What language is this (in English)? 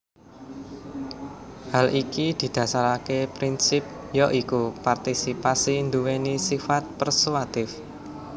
Javanese